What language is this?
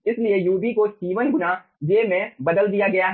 Hindi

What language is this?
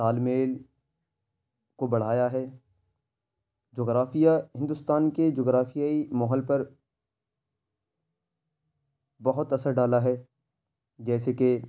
Urdu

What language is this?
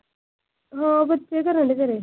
Punjabi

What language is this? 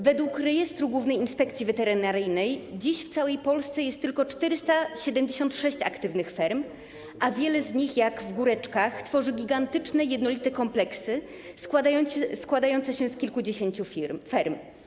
Polish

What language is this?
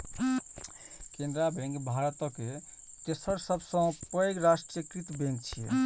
Maithili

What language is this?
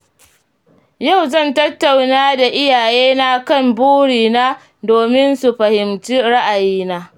Hausa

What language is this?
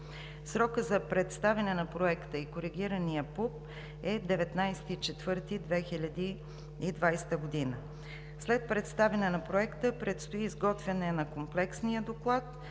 Bulgarian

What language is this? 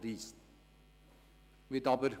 Swiss German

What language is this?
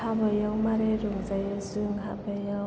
Bodo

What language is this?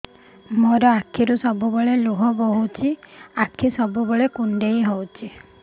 Odia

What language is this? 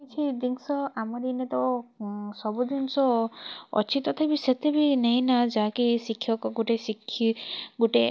Odia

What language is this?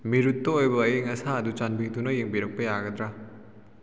Manipuri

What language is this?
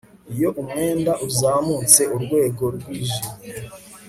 Kinyarwanda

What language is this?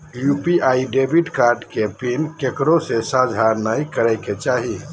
Magahi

